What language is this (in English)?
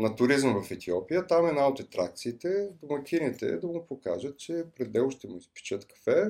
Bulgarian